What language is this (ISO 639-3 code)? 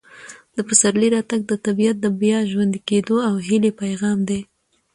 pus